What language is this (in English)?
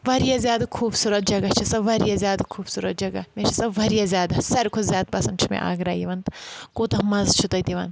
Kashmiri